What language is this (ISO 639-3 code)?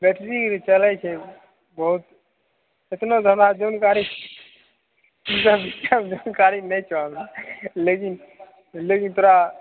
mai